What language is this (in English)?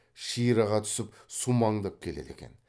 Kazakh